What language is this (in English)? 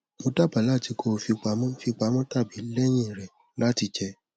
Yoruba